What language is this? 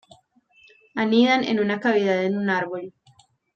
Spanish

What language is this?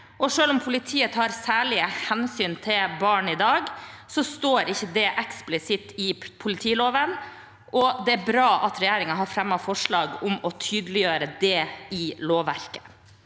Norwegian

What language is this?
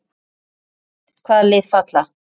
Icelandic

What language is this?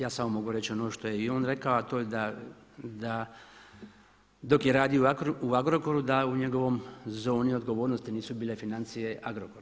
Croatian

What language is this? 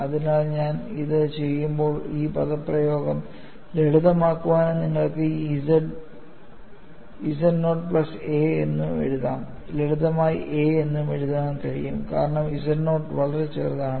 Malayalam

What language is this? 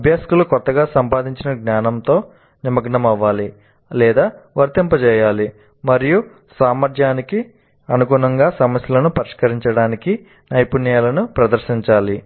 Telugu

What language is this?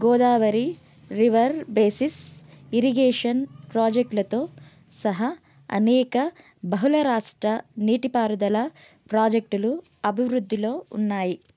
Telugu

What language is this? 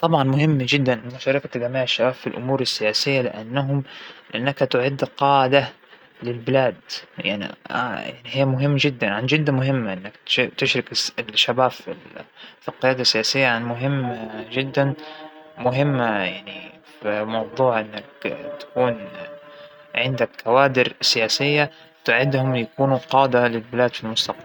Hijazi Arabic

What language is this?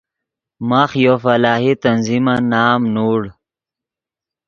Yidgha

